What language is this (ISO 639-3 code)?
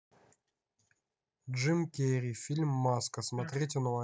rus